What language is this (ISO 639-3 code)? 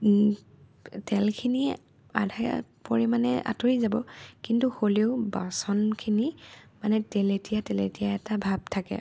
asm